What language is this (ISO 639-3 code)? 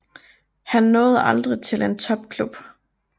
dan